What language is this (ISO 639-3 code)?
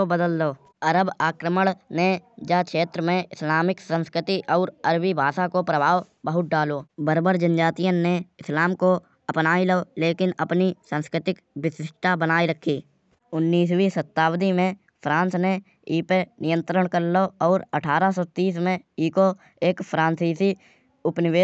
bjj